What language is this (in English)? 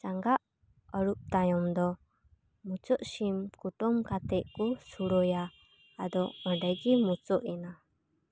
Santali